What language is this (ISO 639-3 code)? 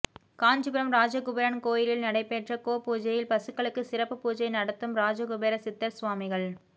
tam